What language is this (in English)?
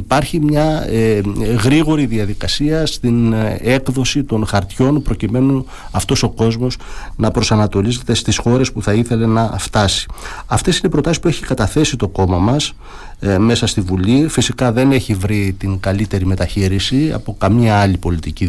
Greek